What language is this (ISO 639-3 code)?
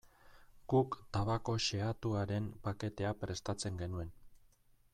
eus